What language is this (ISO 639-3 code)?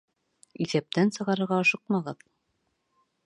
bak